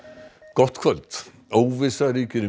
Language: Icelandic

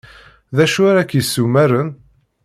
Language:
Kabyle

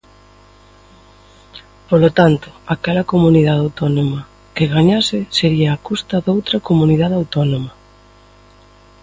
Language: Galician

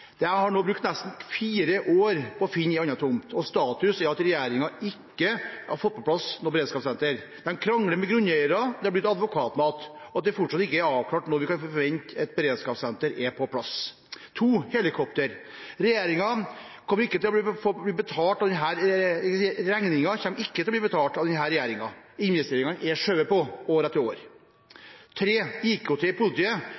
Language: Norwegian Bokmål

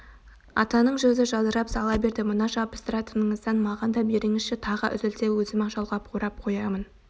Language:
Kazakh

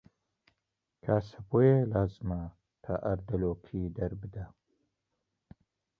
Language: Central Kurdish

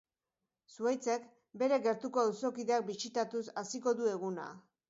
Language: Basque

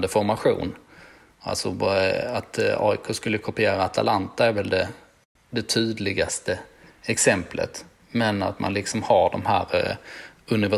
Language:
Swedish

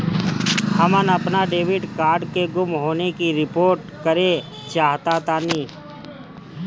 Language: Bhojpuri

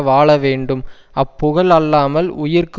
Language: Tamil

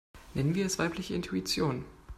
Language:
German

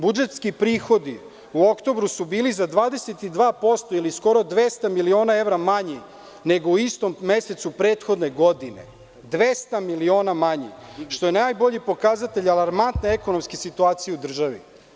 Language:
Serbian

